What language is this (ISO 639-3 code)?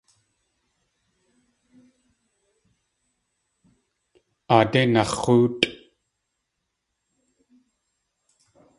tli